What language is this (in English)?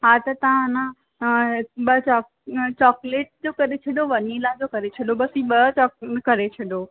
Sindhi